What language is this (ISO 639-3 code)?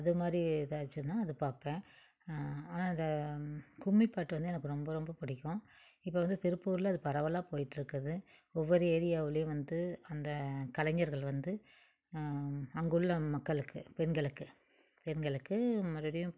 tam